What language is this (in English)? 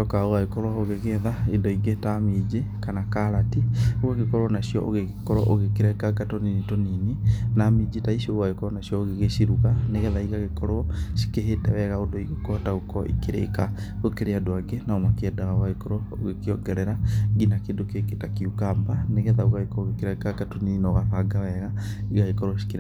Kikuyu